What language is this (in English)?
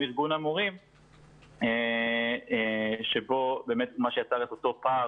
Hebrew